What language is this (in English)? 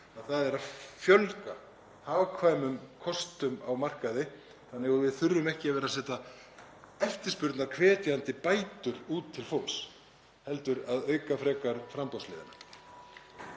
Icelandic